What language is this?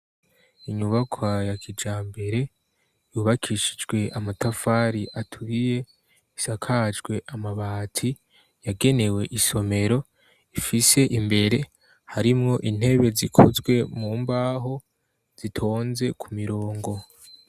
Rundi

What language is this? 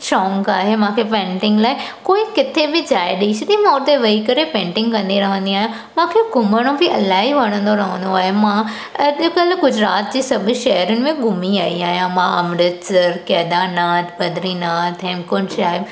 Sindhi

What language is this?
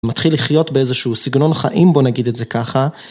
Hebrew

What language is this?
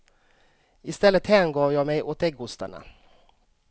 Swedish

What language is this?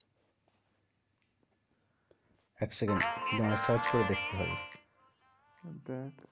Bangla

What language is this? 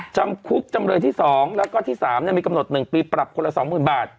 Thai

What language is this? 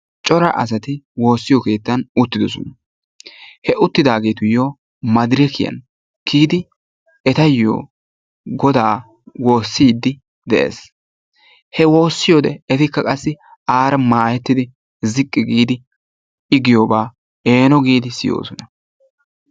Wolaytta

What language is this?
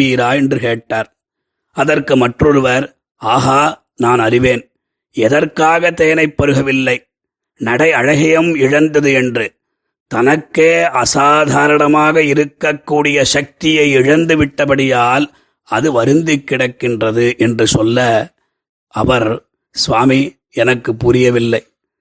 Tamil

